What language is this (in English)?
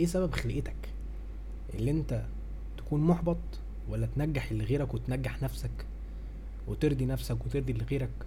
Arabic